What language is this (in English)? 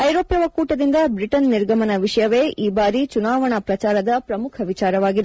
Kannada